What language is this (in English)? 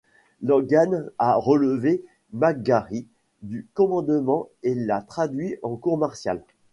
French